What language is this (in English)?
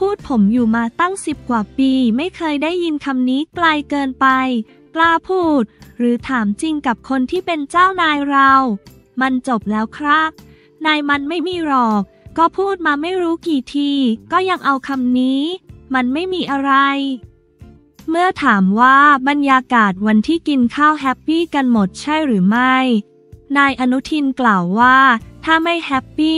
Thai